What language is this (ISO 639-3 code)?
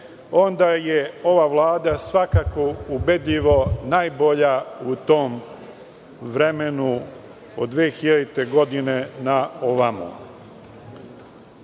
srp